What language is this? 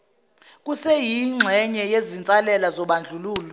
Zulu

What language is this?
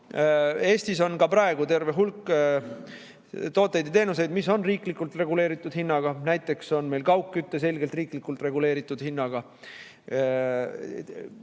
Estonian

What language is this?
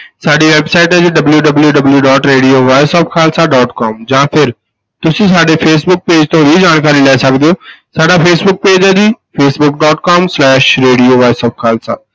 Punjabi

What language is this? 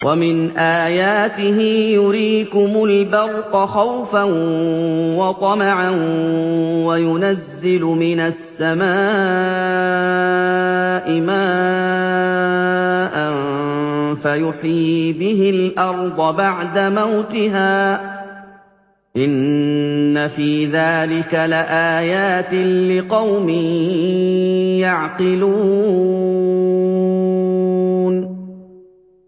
Arabic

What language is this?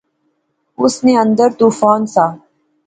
Pahari-Potwari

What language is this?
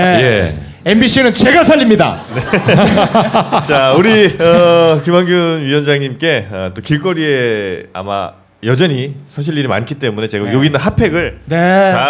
Korean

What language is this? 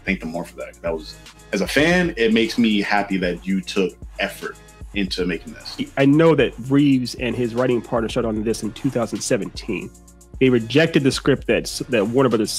English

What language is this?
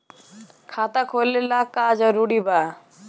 Bhojpuri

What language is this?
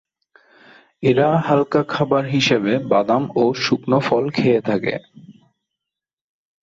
Bangla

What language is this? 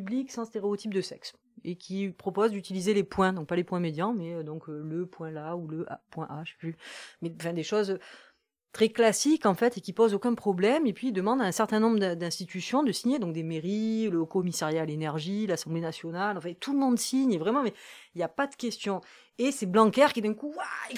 French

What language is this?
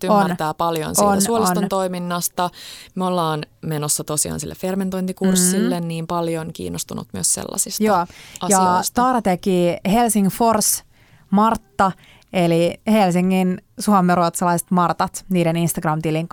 Finnish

